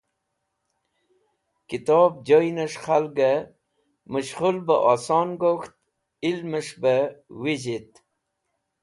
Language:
Wakhi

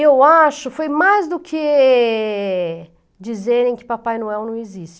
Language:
Portuguese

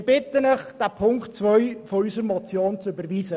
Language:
Swiss German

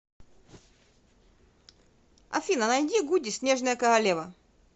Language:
Russian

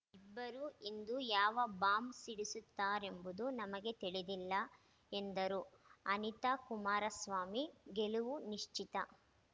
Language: Kannada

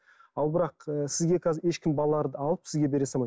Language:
Kazakh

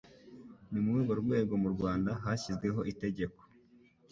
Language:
Kinyarwanda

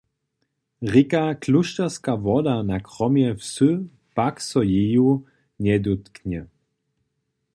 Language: Upper Sorbian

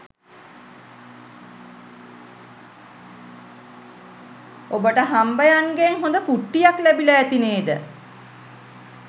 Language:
Sinhala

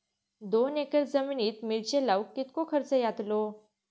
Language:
Marathi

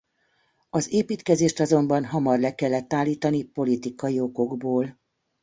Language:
Hungarian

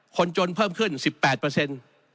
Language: Thai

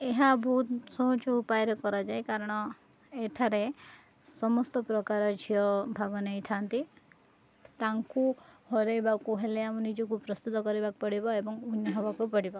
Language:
Odia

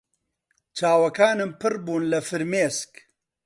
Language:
Central Kurdish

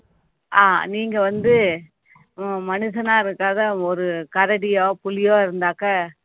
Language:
Tamil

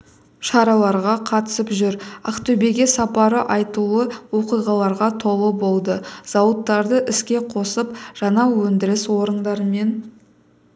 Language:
Kazakh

